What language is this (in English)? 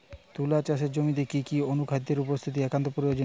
Bangla